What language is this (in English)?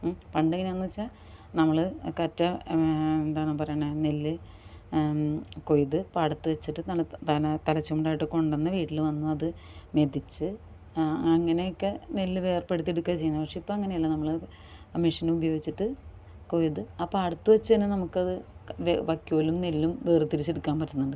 Malayalam